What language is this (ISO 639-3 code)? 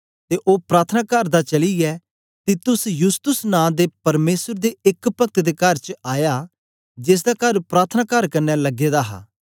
doi